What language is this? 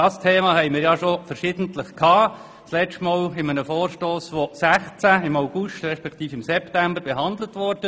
Swiss German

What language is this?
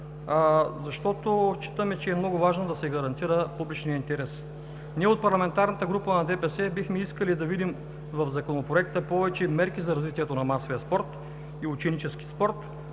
Bulgarian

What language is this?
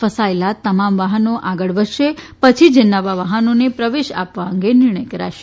Gujarati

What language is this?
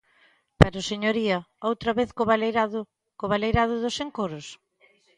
Galician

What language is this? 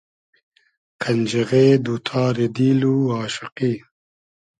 Hazaragi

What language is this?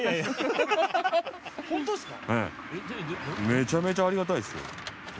Japanese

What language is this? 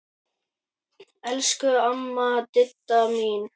Icelandic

